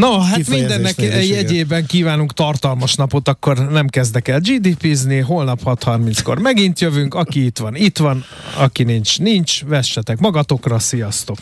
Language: Hungarian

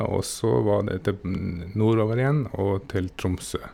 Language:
Norwegian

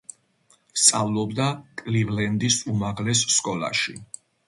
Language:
Georgian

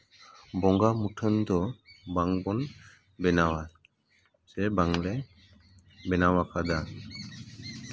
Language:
Santali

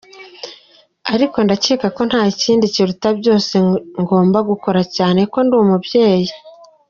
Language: Kinyarwanda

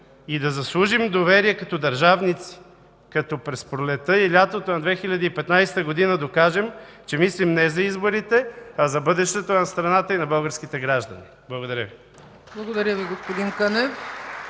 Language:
Bulgarian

